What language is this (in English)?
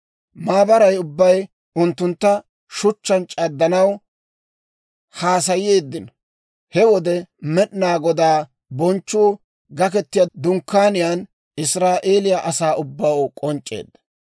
Dawro